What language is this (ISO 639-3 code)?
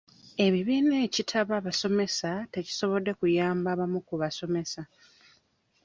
lug